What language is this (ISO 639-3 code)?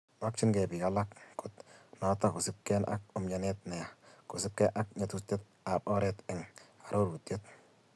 kln